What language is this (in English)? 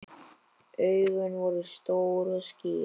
Icelandic